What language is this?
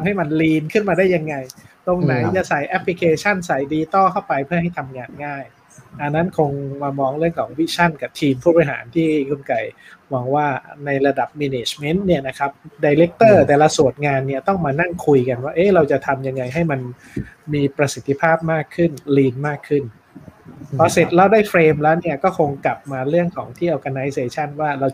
Thai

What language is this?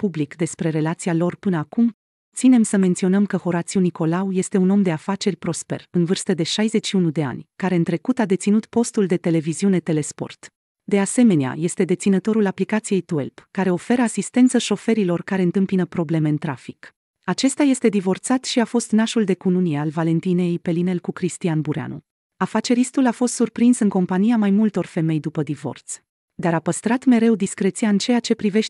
Romanian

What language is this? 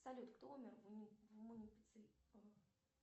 Russian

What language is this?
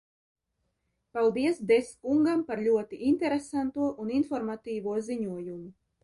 Latvian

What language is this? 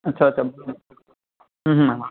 Gujarati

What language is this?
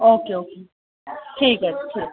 Dogri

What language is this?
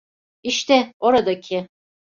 Turkish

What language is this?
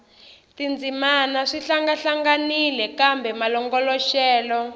Tsonga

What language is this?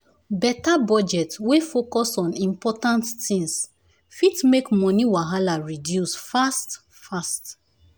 Nigerian Pidgin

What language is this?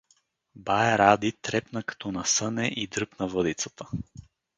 Bulgarian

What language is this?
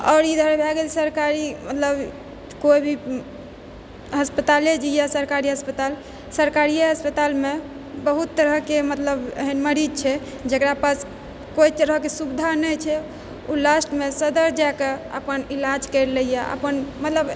Maithili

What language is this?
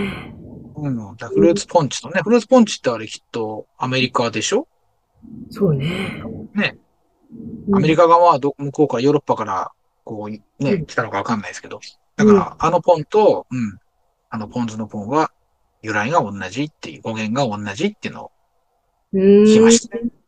Japanese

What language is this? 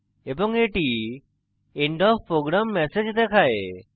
Bangla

